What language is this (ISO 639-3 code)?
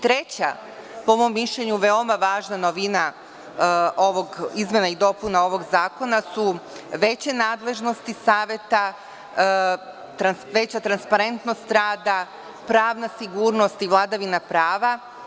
srp